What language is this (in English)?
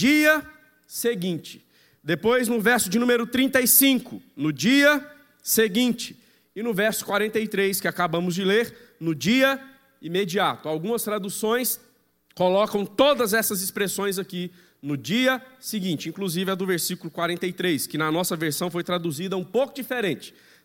Portuguese